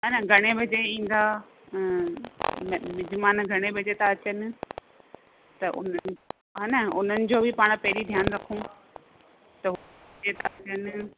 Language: Sindhi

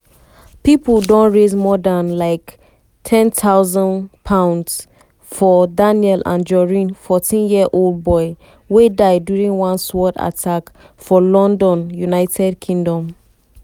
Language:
Nigerian Pidgin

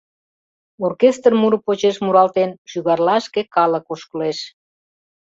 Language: Mari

